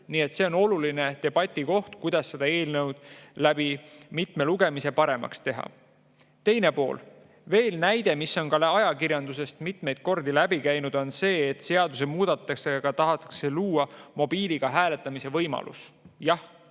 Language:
Estonian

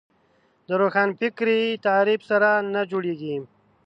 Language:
Pashto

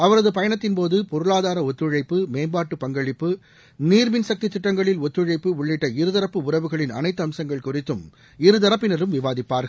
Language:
Tamil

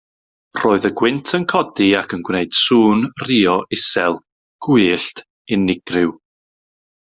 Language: Welsh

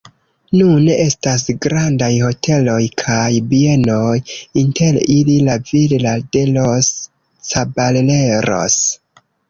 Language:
Esperanto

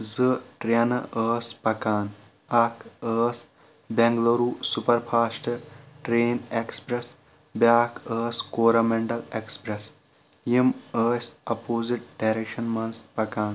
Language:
Kashmiri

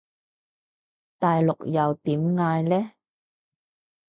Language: Cantonese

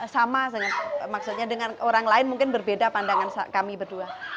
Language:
Indonesian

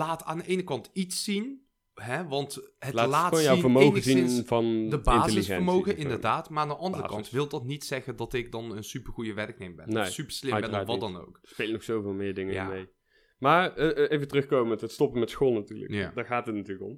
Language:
Dutch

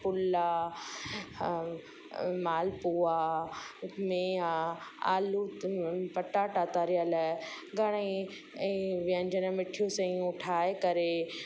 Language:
Sindhi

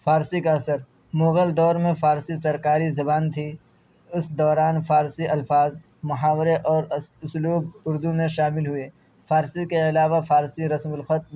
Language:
Urdu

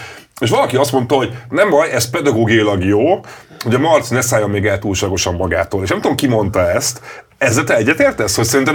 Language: Hungarian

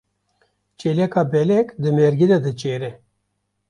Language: Kurdish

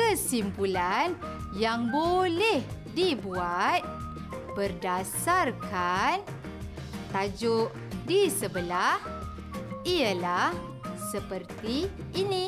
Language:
Malay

